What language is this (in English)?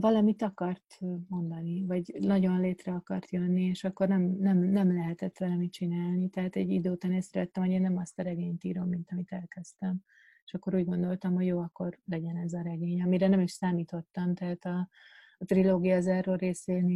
Hungarian